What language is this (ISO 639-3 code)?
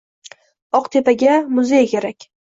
uzb